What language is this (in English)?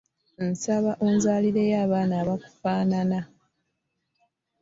Ganda